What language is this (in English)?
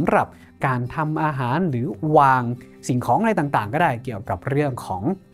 Thai